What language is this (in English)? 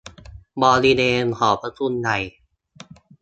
Thai